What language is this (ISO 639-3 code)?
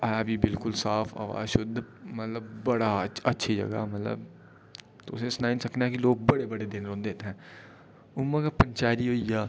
doi